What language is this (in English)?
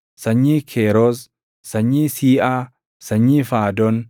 Oromo